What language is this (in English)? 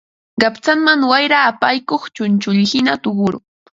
Ambo-Pasco Quechua